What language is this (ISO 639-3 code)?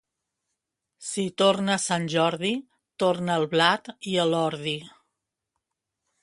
cat